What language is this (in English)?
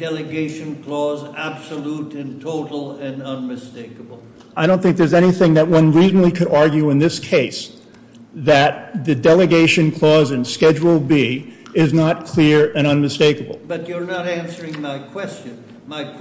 English